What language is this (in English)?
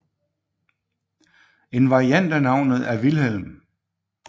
Danish